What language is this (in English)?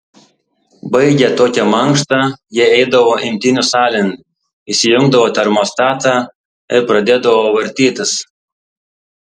Lithuanian